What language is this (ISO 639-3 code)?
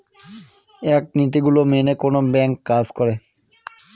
ben